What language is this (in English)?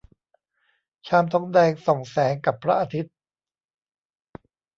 Thai